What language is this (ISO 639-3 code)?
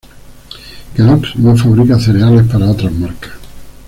spa